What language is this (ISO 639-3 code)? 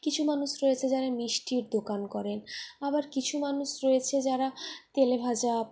ben